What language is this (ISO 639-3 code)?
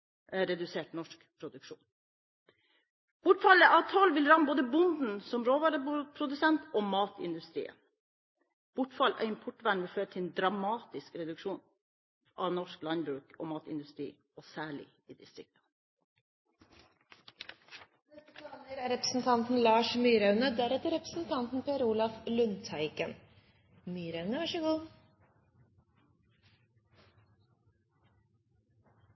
nob